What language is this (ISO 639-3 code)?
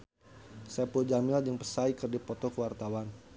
sun